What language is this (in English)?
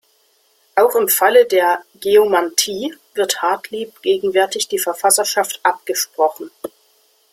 German